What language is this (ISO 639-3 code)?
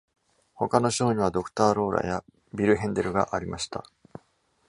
jpn